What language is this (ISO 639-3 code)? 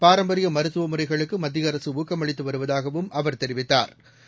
tam